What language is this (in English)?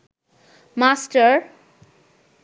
Bangla